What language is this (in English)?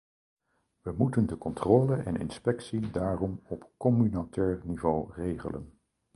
Dutch